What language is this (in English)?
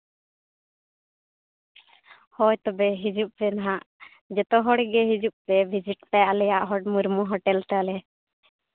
Santali